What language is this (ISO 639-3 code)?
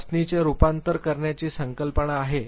mar